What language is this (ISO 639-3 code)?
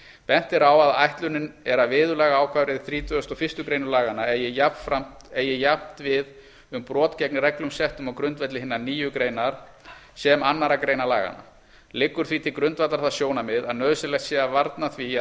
isl